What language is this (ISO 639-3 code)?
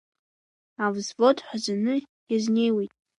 abk